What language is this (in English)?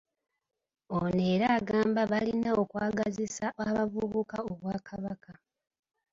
Ganda